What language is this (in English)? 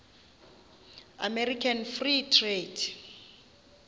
Xhosa